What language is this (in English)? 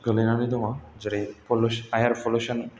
Bodo